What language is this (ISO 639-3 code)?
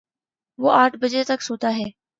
urd